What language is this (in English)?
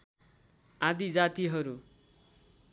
Nepali